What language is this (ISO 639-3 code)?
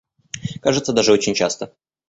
rus